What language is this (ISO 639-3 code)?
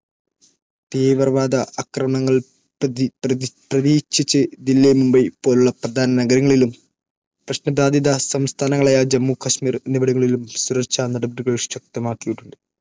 mal